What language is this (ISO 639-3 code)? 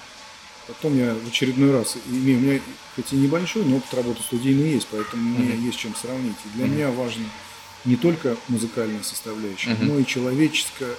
rus